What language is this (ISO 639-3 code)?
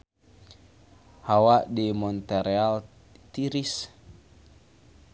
sun